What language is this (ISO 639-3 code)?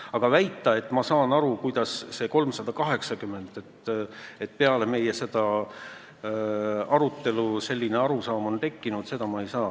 est